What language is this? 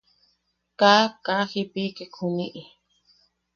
Yaqui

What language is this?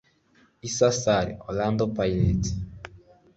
Kinyarwanda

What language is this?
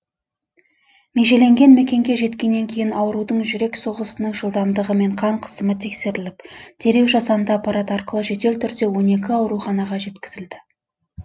Kazakh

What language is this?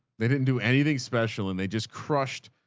English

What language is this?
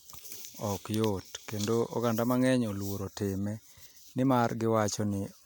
Luo (Kenya and Tanzania)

